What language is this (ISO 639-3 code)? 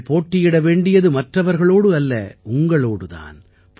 tam